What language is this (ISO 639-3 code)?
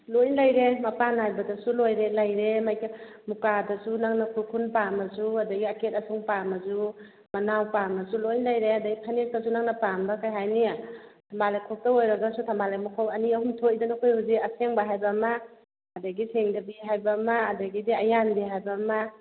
mni